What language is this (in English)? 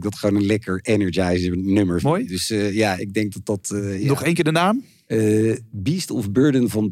Dutch